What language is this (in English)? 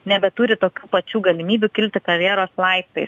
Lithuanian